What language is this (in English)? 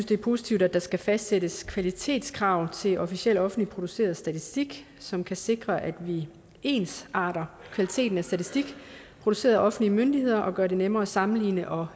Danish